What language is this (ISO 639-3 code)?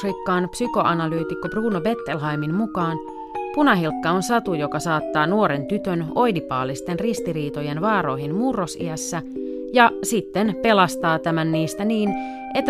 fin